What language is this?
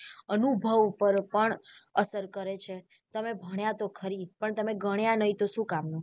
Gujarati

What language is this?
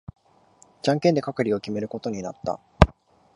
Japanese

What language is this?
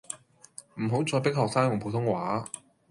Cantonese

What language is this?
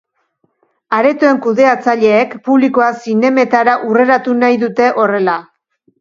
Basque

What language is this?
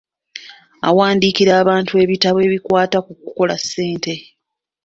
Ganda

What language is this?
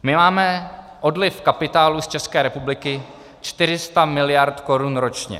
Czech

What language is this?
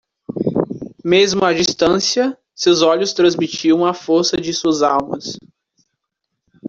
Portuguese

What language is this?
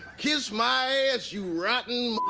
English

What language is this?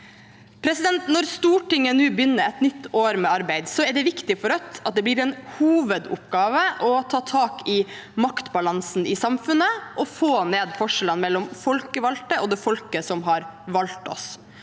Norwegian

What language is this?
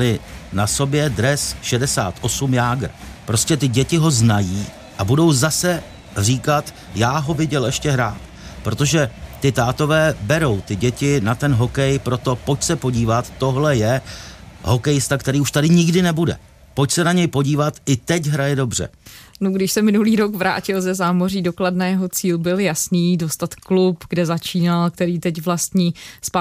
Czech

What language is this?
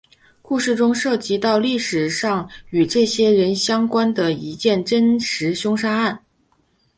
Chinese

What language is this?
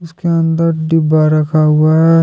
Hindi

